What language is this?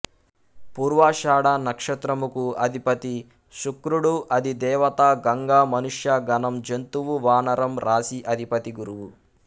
Telugu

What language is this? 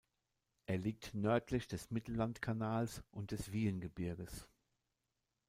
German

